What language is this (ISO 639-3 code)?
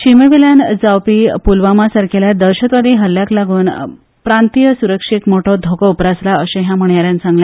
kok